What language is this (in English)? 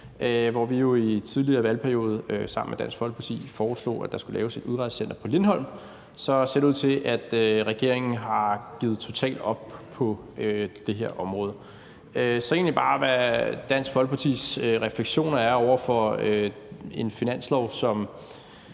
Danish